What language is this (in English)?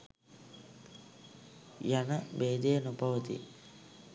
Sinhala